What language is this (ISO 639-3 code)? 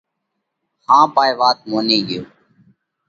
kvx